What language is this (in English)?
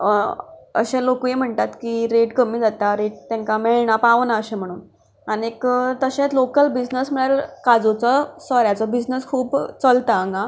Konkani